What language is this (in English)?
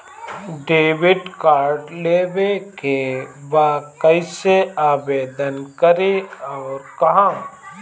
Bhojpuri